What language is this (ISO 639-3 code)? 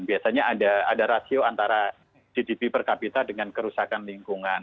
ind